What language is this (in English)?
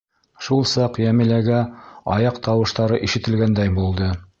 Bashkir